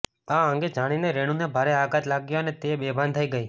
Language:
Gujarati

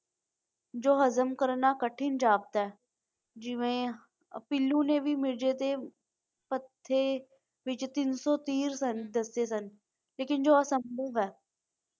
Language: Punjabi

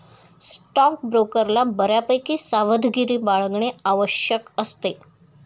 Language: Marathi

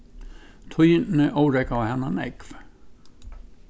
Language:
Faroese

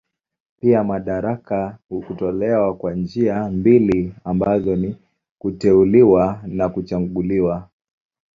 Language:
Swahili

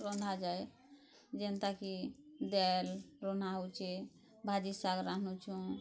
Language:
Odia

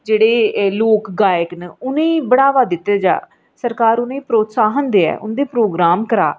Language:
Dogri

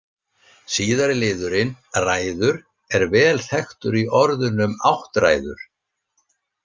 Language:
Icelandic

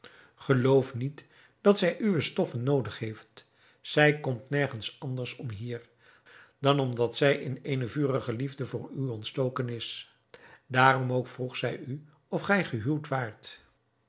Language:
Dutch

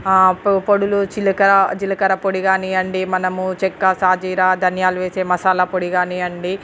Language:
Telugu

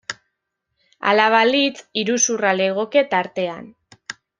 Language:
Basque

